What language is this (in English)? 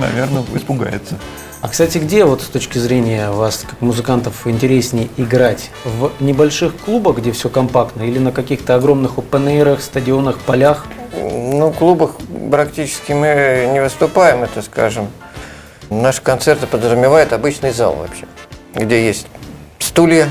Russian